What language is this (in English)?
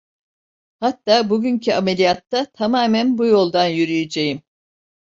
Turkish